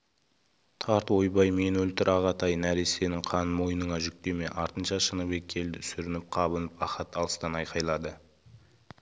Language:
Kazakh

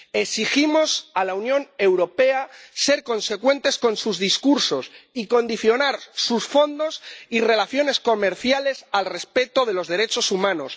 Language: Spanish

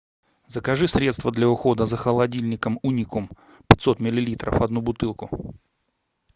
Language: Russian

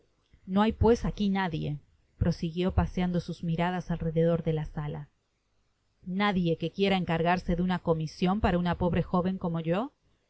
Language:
Spanish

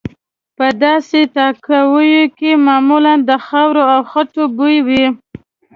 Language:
Pashto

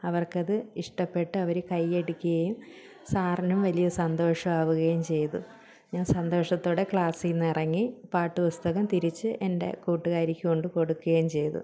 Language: Malayalam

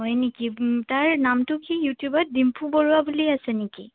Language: Assamese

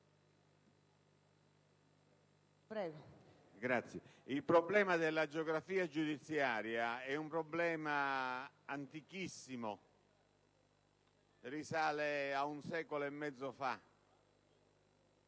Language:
Italian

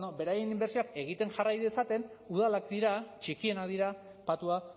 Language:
Basque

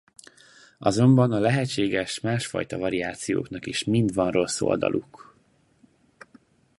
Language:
Hungarian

